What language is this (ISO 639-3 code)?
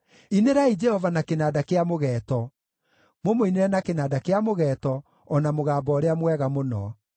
kik